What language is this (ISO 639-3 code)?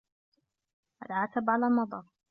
ara